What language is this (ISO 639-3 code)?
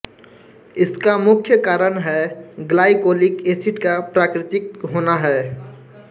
hin